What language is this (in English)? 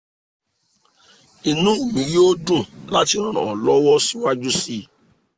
Yoruba